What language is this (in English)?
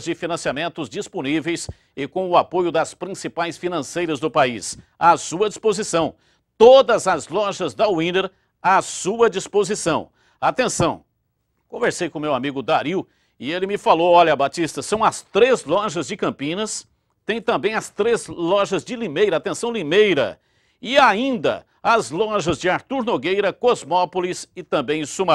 Portuguese